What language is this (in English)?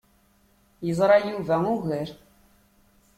Kabyle